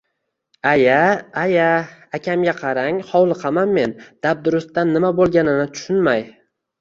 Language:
Uzbek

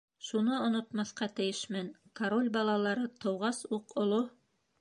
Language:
Bashkir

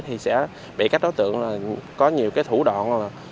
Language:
Vietnamese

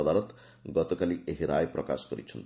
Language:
Odia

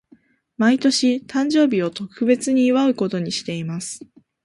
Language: Japanese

